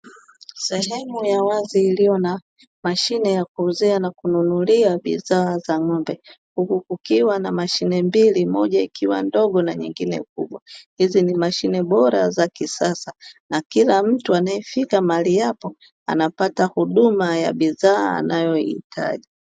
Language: Swahili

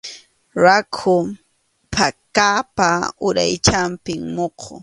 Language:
Arequipa-La Unión Quechua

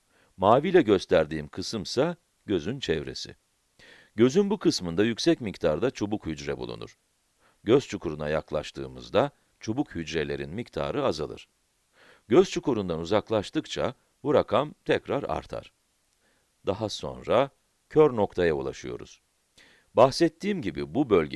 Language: Turkish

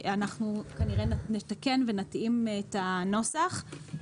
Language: Hebrew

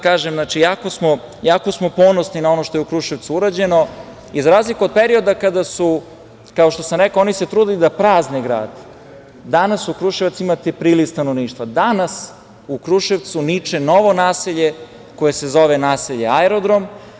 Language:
Serbian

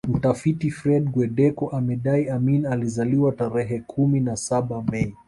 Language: Swahili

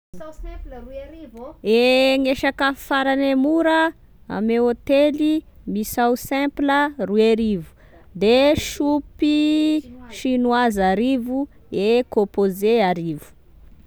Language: Tesaka Malagasy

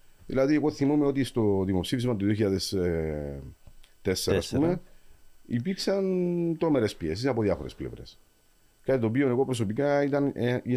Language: Greek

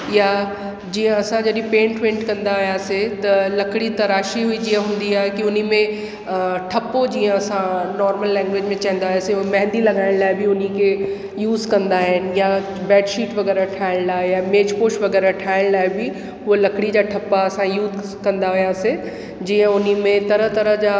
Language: Sindhi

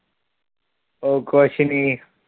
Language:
Punjabi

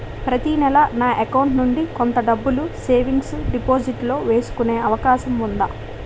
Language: Telugu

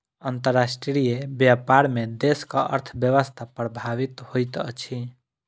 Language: Maithili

